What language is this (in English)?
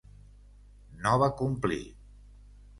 Catalan